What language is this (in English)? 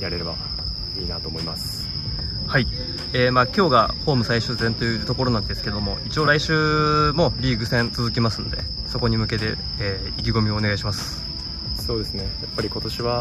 Japanese